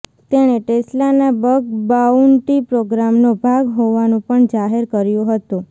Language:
Gujarati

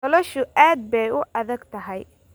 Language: Somali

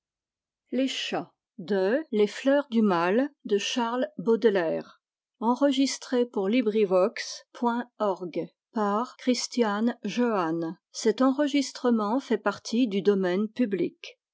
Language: French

